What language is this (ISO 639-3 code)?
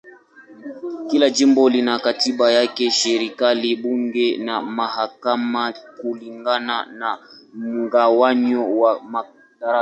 swa